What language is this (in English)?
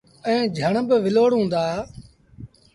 Sindhi Bhil